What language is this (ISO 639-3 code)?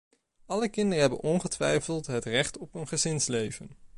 nld